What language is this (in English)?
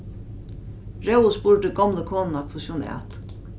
Faroese